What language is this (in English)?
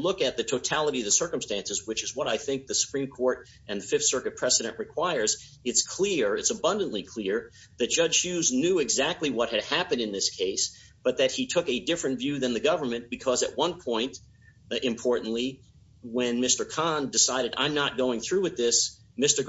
English